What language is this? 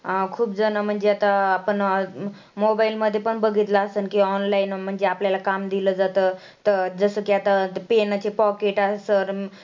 Marathi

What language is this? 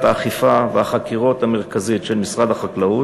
Hebrew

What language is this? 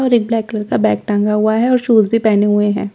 Hindi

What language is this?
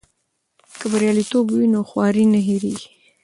Pashto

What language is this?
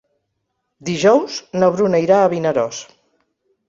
Catalan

